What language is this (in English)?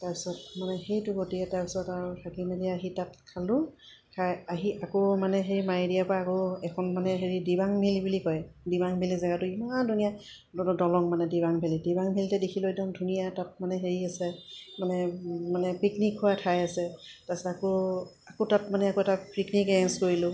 Assamese